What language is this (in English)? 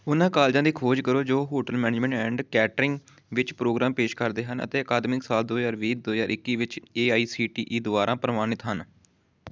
Punjabi